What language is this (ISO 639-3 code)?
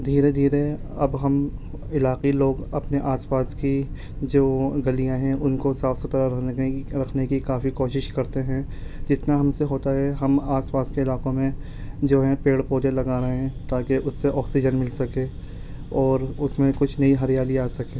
urd